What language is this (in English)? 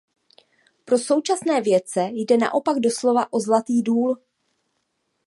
Czech